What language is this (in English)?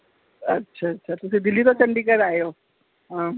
Punjabi